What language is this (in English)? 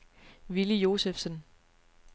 Danish